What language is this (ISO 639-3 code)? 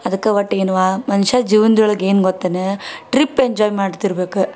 kan